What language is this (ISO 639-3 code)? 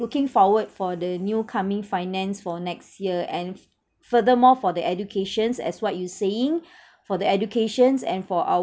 eng